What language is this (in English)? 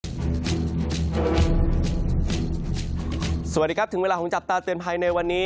Thai